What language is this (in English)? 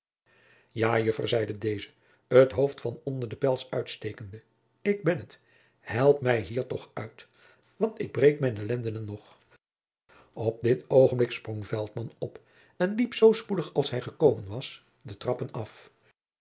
Dutch